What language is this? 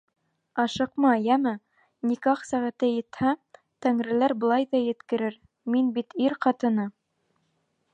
Bashkir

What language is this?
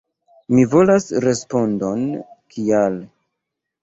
Esperanto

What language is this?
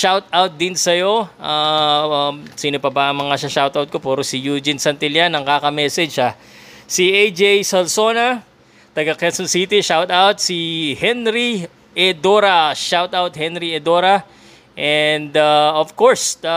Filipino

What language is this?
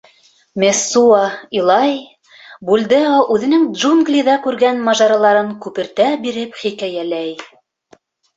Bashkir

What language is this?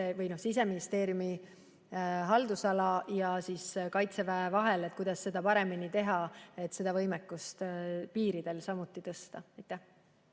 Estonian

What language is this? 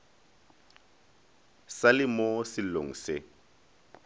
Northern Sotho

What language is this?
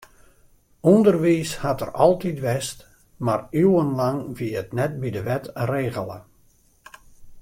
Western Frisian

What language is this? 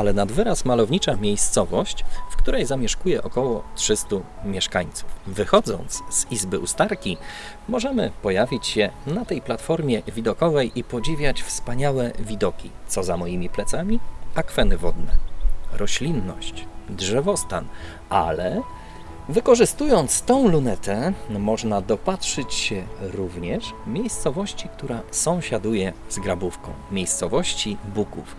Polish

